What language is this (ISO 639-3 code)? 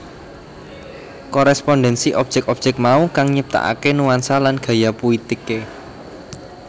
jav